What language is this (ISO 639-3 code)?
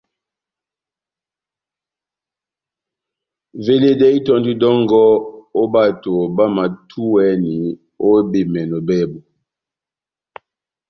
bnm